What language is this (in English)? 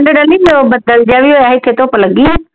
Punjabi